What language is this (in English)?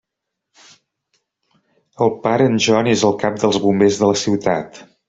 Catalan